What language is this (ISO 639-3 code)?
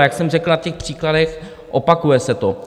ces